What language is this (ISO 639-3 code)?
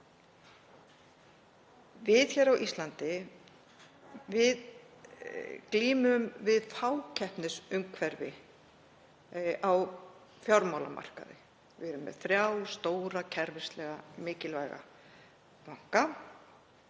isl